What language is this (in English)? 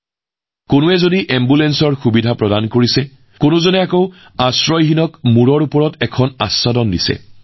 Assamese